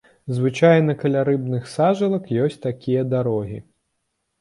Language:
Belarusian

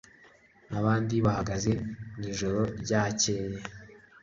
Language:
Kinyarwanda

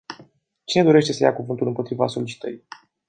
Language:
Romanian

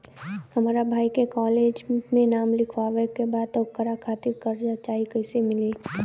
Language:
Bhojpuri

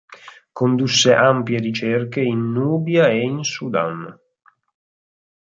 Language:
Italian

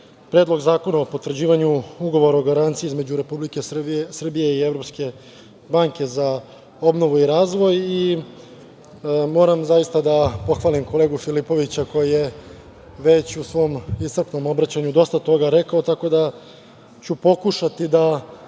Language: Serbian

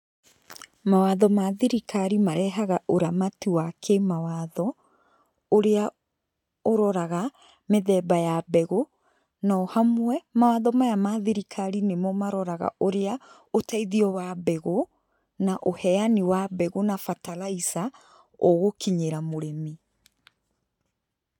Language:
Kikuyu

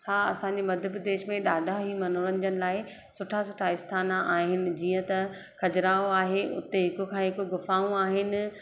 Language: Sindhi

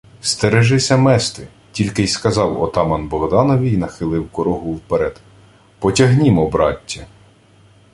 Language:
Ukrainian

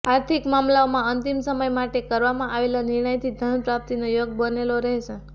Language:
Gujarati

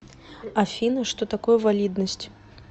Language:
Russian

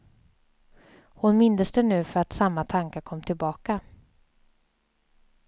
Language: Swedish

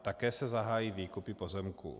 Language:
Czech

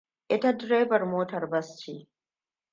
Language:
Hausa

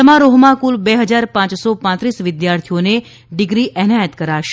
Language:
Gujarati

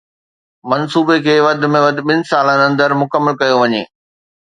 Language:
Sindhi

